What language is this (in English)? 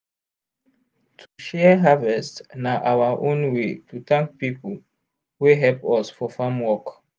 Nigerian Pidgin